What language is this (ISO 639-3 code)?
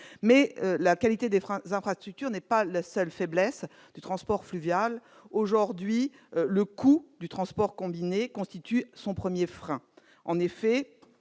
fra